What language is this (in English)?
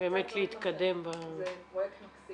Hebrew